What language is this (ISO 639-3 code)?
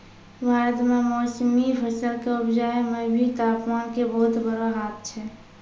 mai